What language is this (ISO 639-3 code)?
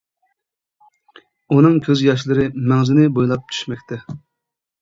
uig